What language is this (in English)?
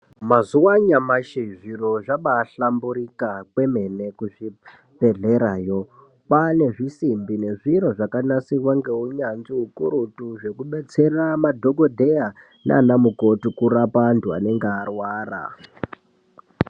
Ndau